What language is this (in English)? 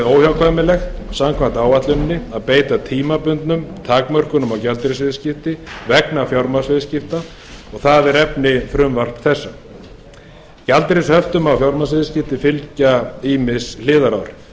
Icelandic